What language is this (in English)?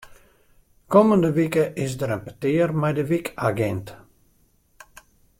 Western Frisian